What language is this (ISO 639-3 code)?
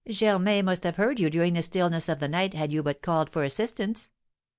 eng